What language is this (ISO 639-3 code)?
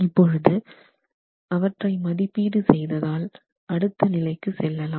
tam